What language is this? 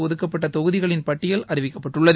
Tamil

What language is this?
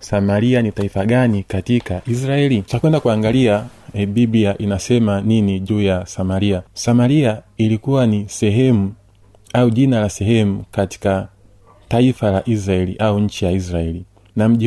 Swahili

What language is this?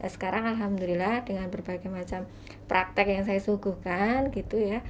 Indonesian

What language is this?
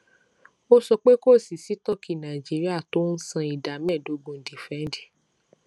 Yoruba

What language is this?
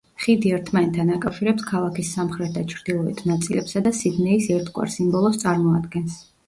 Georgian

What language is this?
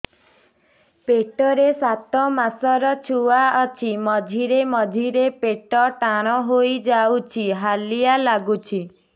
Odia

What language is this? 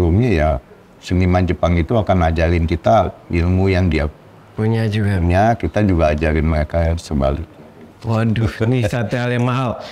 Indonesian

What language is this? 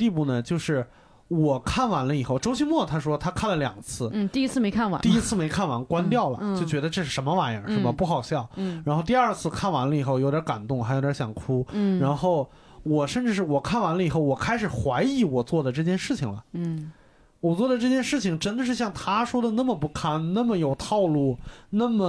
Chinese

